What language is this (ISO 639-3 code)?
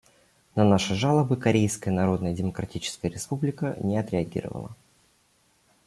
rus